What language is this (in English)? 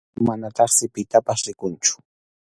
Arequipa-La Unión Quechua